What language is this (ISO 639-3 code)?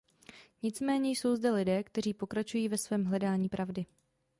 ces